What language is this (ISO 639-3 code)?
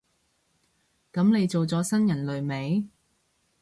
yue